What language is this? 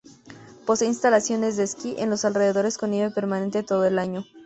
Spanish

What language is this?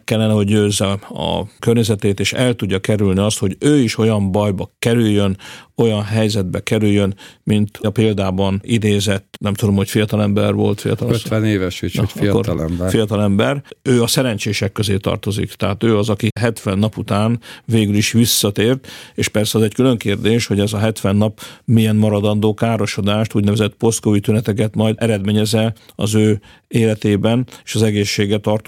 Hungarian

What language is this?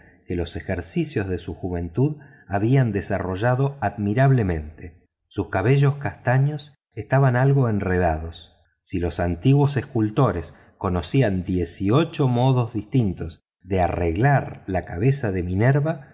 Spanish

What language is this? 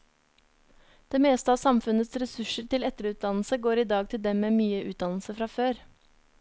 Norwegian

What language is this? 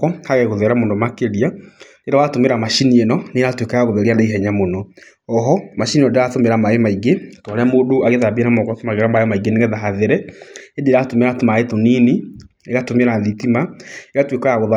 Kikuyu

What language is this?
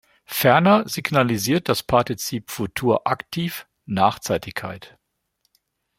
German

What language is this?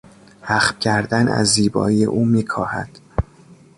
Persian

